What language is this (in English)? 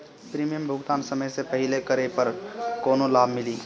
Bhojpuri